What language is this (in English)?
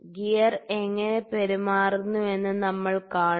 Malayalam